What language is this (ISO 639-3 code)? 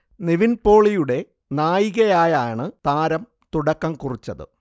mal